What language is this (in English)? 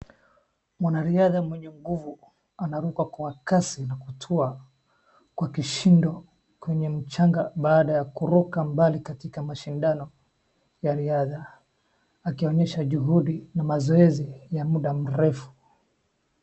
Swahili